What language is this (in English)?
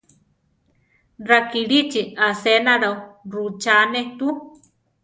Central Tarahumara